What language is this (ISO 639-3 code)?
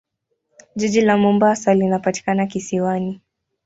swa